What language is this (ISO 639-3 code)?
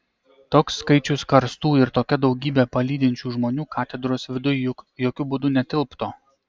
lit